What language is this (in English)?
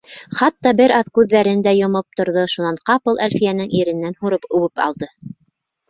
Bashkir